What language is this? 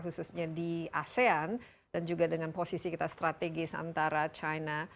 Indonesian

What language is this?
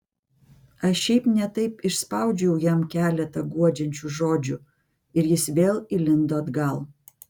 Lithuanian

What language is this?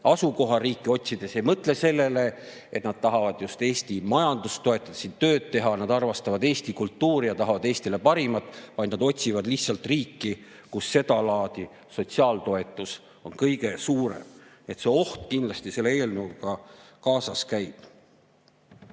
Estonian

